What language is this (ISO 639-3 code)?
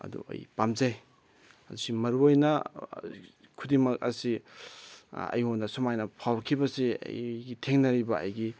mni